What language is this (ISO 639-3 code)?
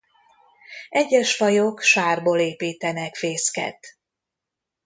hun